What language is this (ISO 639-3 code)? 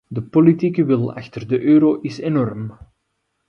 nld